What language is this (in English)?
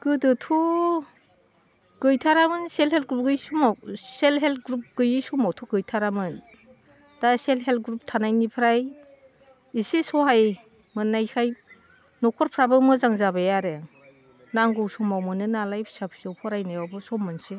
Bodo